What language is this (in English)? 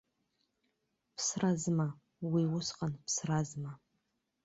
Abkhazian